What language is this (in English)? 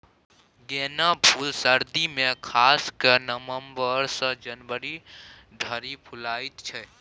Maithili